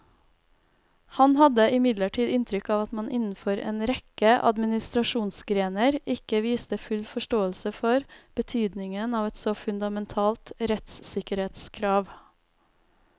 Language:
Norwegian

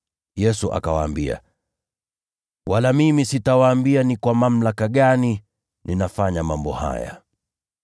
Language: Swahili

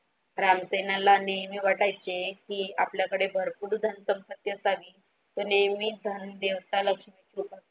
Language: Marathi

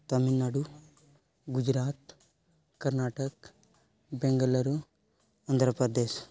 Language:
Santali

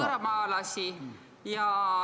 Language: Estonian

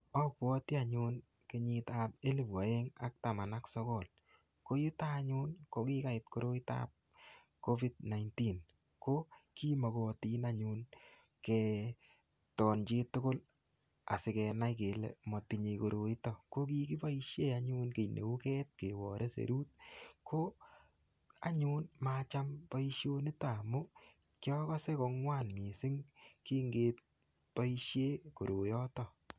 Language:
Kalenjin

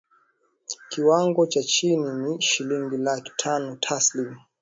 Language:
Swahili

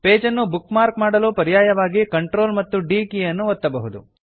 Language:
Kannada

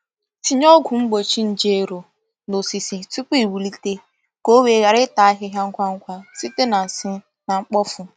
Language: Igbo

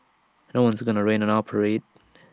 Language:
English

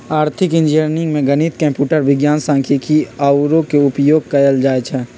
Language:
Magahi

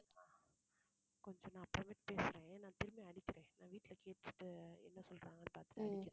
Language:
Tamil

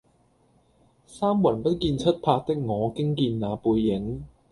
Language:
Cantonese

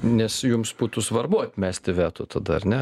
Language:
Lithuanian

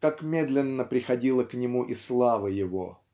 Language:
Russian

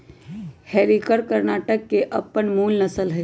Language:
Magahi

